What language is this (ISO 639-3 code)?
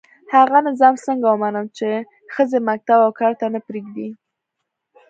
pus